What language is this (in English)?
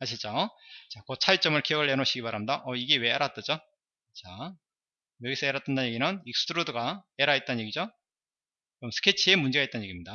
Korean